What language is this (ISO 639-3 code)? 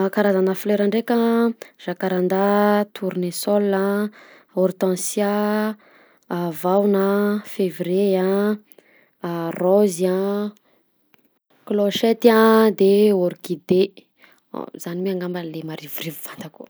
bzc